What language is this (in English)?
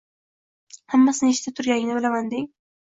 Uzbek